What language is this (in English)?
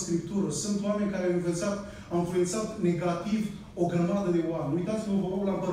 Romanian